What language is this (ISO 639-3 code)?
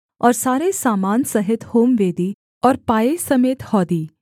hin